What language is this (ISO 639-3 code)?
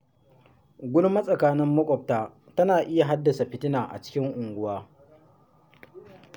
hau